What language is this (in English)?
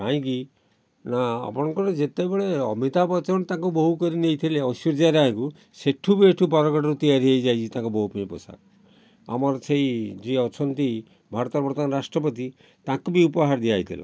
Odia